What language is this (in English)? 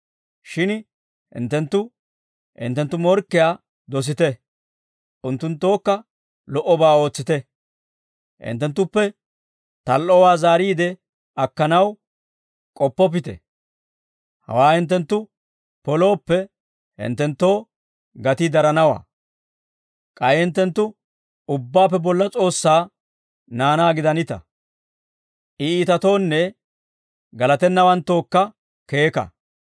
Dawro